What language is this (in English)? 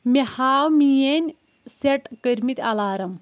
Kashmiri